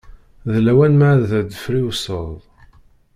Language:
Kabyle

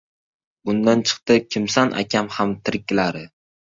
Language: Uzbek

